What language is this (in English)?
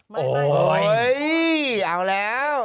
Thai